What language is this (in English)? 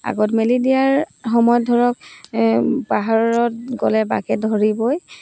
Assamese